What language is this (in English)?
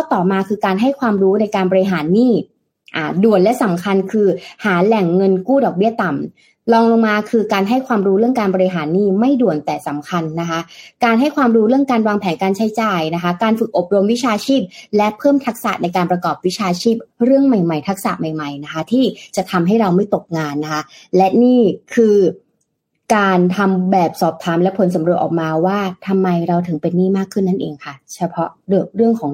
Thai